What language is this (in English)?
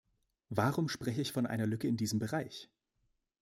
German